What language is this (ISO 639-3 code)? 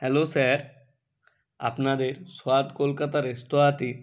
ben